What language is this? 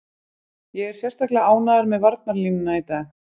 Icelandic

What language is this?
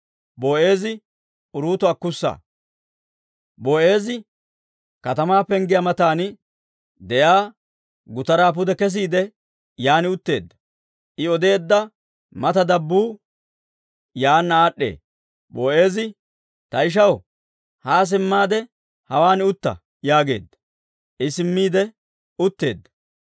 Dawro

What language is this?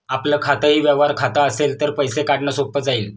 Marathi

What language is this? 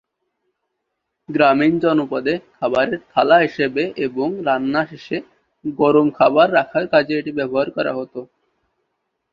Bangla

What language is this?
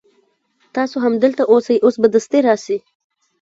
Pashto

